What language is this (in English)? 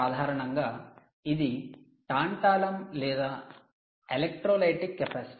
Telugu